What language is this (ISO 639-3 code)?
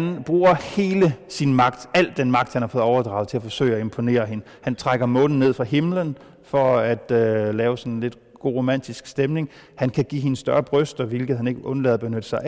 dan